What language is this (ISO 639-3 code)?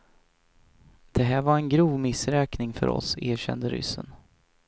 swe